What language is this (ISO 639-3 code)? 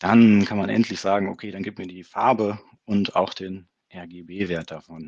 deu